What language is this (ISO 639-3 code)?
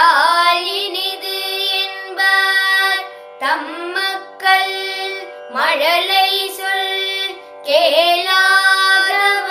tam